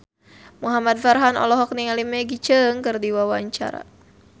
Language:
Sundanese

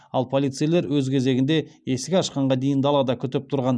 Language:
Kazakh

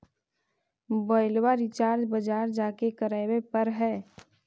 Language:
Magahi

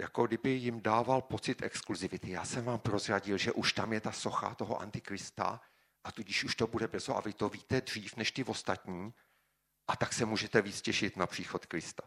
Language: Czech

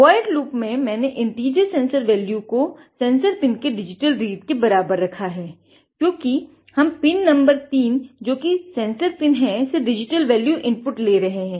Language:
Hindi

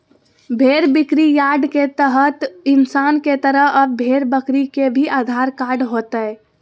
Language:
Magahi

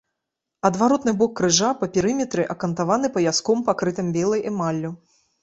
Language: Belarusian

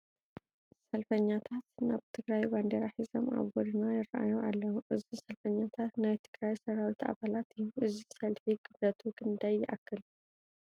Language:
Tigrinya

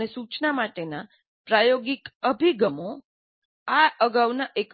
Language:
Gujarati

